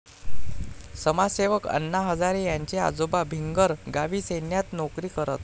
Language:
Marathi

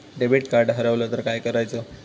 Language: Marathi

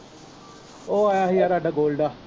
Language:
Punjabi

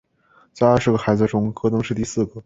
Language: Chinese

